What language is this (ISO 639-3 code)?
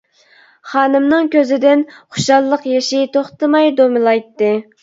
uig